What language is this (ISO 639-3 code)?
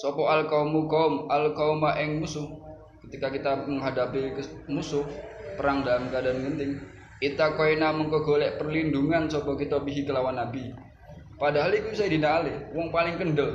ind